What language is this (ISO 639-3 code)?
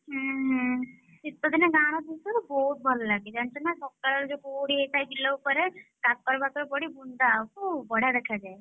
ori